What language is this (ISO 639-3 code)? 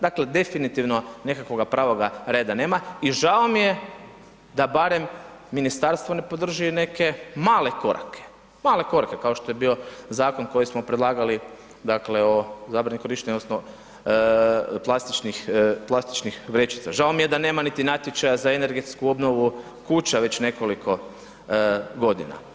hrv